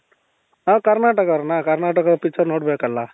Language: Kannada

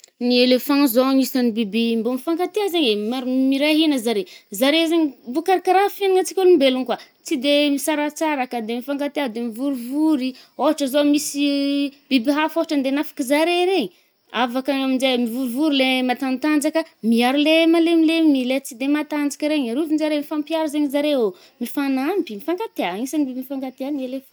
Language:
Northern Betsimisaraka Malagasy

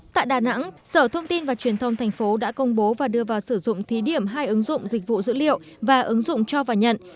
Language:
Vietnamese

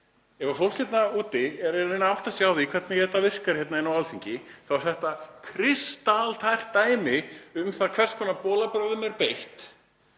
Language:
Icelandic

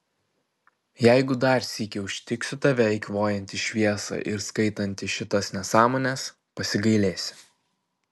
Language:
Lithuanian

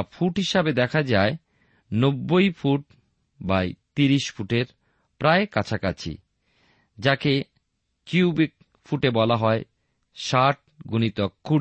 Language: Bangla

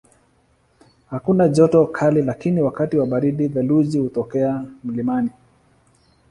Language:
Swahili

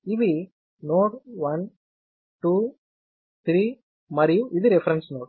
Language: Telugu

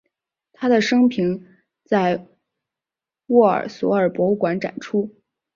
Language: Chinese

